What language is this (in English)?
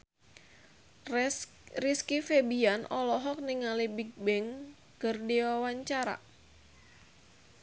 Sundanese